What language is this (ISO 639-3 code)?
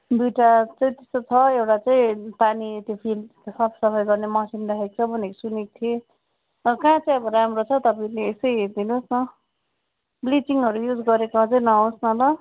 nep